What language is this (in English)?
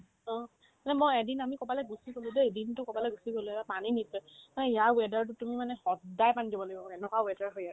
Assamese